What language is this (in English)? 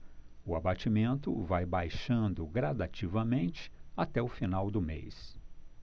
Portuguese